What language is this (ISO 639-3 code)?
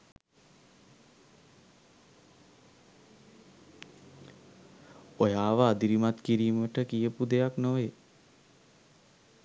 sin